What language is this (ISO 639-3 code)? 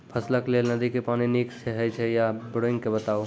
mai